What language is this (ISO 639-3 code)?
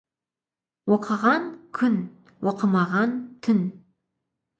kaz